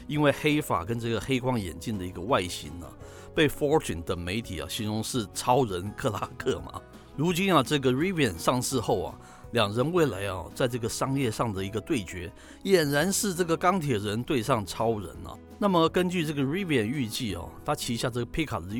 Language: Chinese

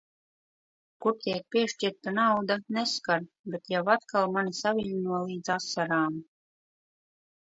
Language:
Latvian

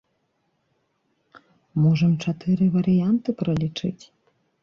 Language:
Belarusian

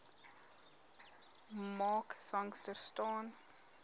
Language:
Afrikaans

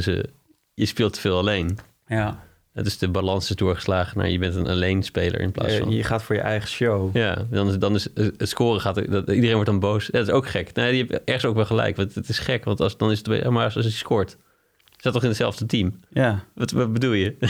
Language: Dutch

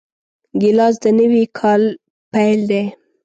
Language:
Pashto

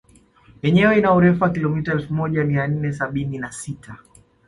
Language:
Swahili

